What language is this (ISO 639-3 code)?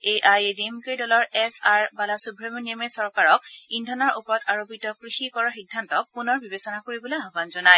asm